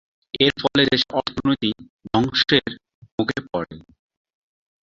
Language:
Bangla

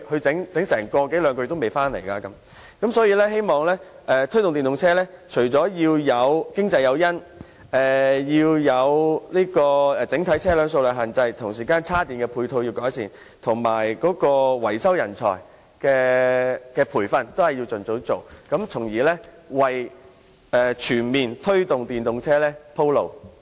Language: Cantonese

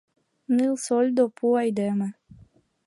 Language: Mari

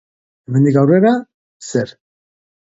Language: Basque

